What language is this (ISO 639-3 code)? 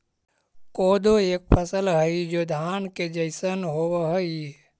mag